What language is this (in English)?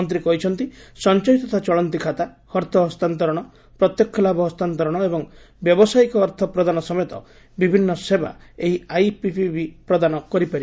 Odia